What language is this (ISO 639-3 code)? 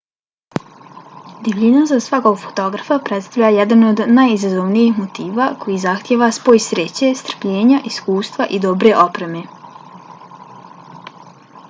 bos